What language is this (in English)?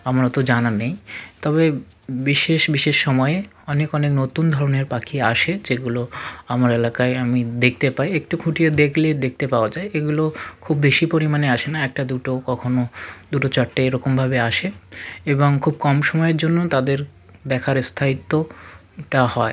Bangla